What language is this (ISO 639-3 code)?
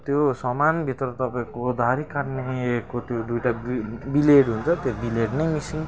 nep